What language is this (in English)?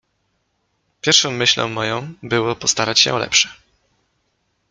Polish